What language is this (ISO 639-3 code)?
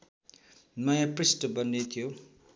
nep